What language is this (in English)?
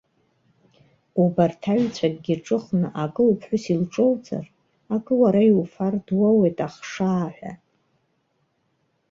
Abkhazian